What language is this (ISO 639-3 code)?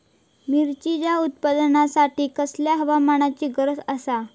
mar